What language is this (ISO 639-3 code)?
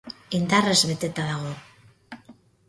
eus